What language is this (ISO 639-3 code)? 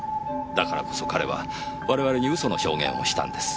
jpn